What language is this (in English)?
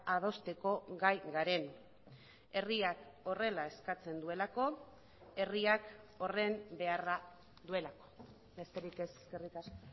Basque